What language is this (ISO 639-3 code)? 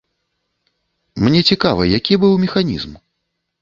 bel